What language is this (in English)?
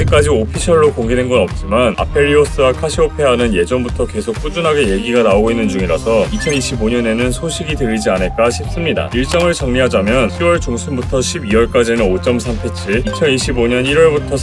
Korean